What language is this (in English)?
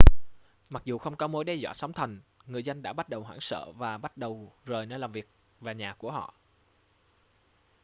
Vietnamese